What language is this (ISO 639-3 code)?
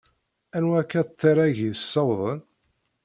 kab